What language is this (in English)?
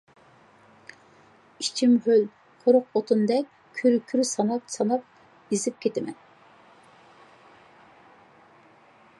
Uyghur